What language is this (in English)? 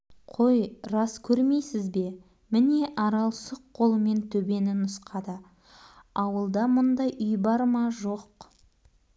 Kazakh